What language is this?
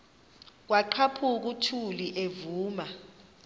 Xhosa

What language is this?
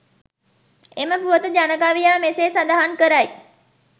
Sinhala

